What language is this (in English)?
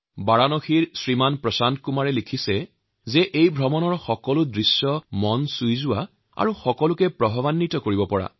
Assamese